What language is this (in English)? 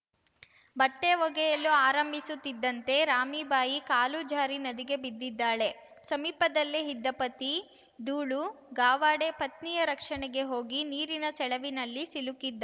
Kannada